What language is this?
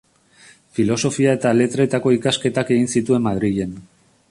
Basque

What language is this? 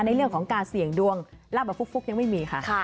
Thai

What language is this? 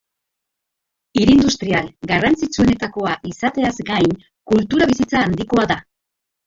Basque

